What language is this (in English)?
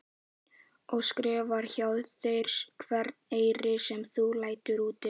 Icelandic